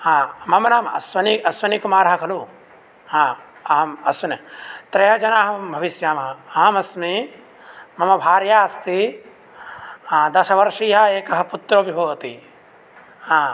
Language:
Sanskrit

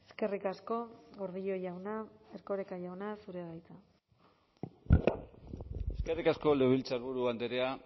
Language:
Basque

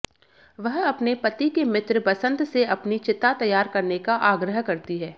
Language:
Hindi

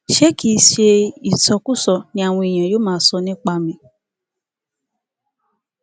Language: Yoruba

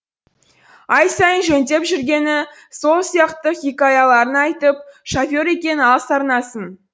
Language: Kazakh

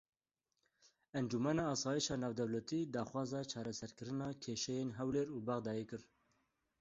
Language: Kurdish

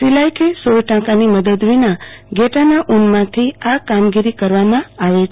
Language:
Gujarati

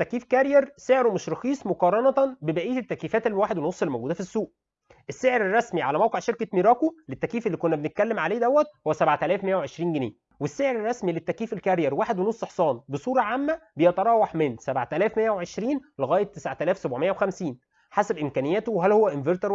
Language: Arabic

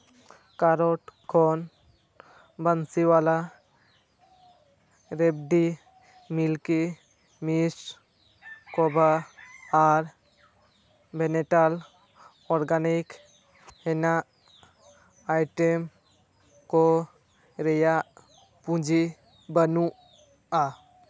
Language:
Santali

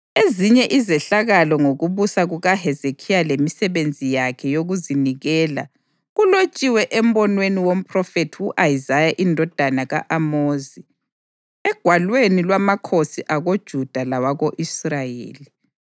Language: North Ndebele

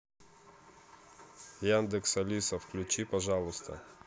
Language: Russian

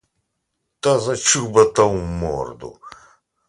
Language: Ukrainian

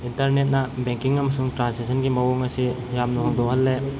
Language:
Manipuri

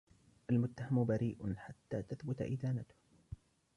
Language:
Arabic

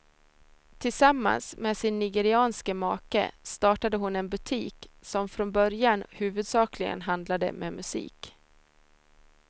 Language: Swedish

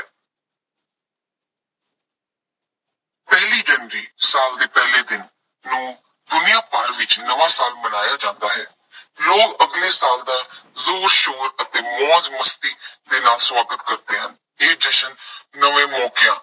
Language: Punjabi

